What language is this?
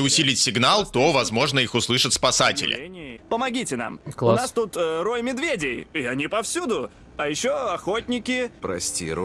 Russian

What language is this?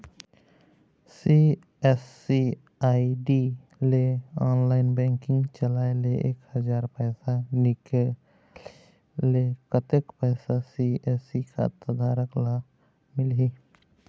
Chhattisgarhi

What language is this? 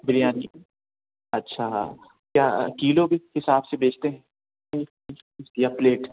Urdu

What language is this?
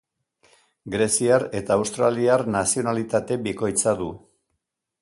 Basque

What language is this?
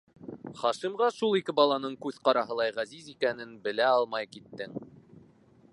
Bashkir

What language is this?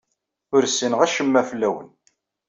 Kabyle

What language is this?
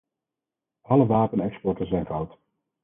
Dutch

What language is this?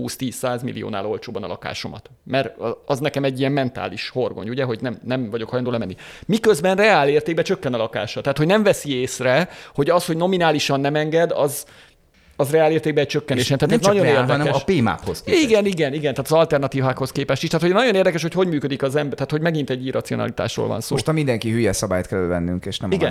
Hungarian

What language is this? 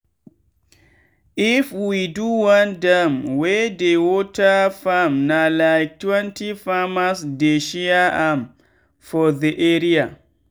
Nigerian Pidgin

